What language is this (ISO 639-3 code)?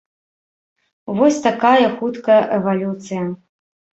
bel